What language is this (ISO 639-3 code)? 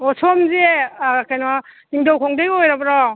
mni